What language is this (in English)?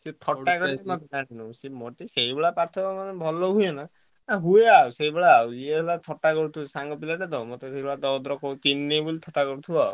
Odia